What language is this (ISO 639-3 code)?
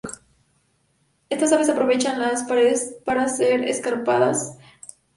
spa